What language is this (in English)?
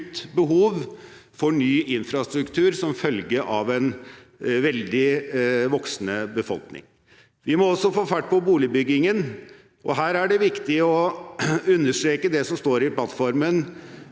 Norwegian